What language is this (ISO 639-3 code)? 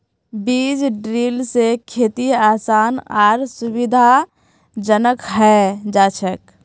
mag